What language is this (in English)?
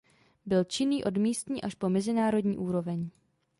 Czech